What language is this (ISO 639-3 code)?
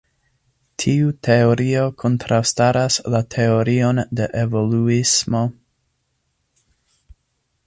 epo